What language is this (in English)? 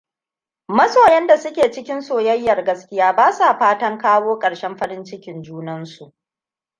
Hausa